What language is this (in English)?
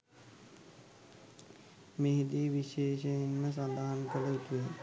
Sinhala